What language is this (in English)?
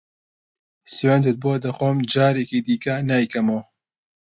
Central Kurdish